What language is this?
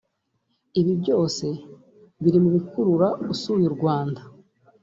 Kinyarwanda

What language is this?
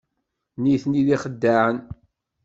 Kabyle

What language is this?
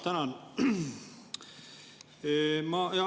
Estonian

